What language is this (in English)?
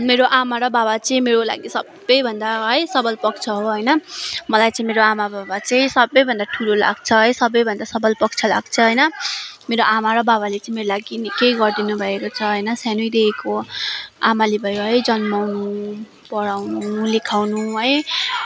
Nepali